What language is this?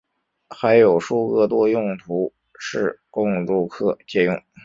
Chinese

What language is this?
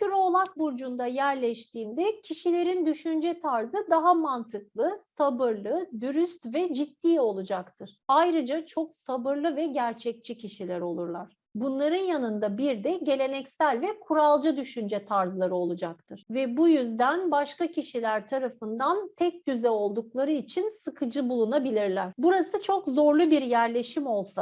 Turkish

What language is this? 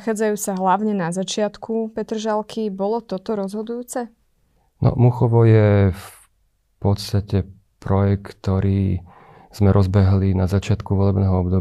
Slovak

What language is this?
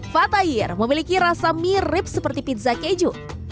Indonesian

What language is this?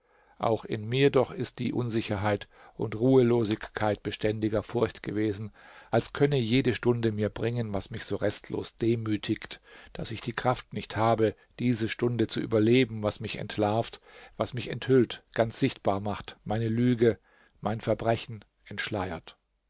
German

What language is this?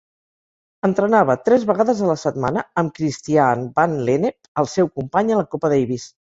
Catalan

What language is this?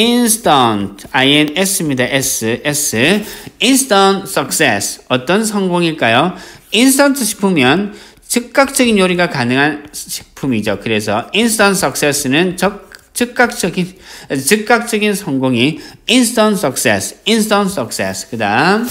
Korean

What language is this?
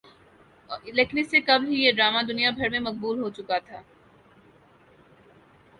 Urdu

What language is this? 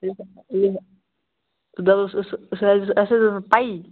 Kashmiri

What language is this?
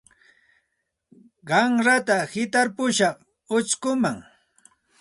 Santa Ana de Tusi Pasco Quechua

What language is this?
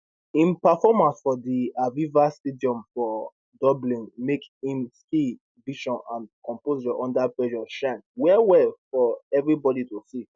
Nigerian Pidgin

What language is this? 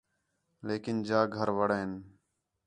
Khetrani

